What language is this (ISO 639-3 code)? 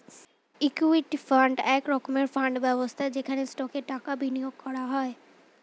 ben